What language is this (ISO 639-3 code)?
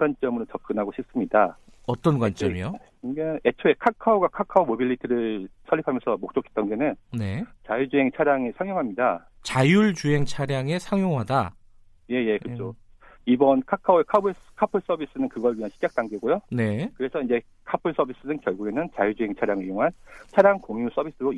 kor